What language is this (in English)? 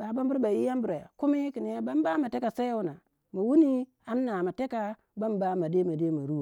Waja